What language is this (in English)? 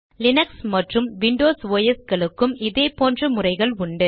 Tamil